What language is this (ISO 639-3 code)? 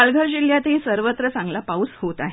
mar